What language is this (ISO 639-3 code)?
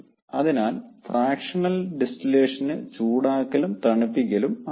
mal